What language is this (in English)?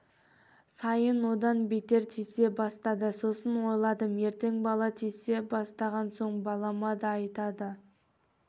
Kazakh